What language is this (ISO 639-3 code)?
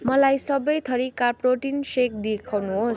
nep